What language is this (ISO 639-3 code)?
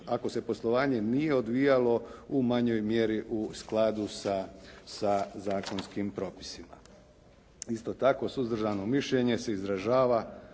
hrv